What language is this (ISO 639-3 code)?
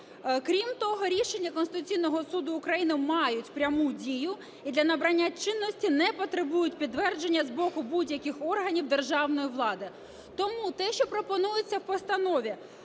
ukr